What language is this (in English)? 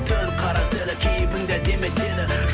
Kazakh